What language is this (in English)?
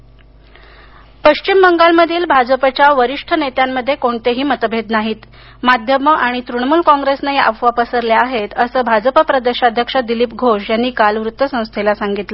Marathi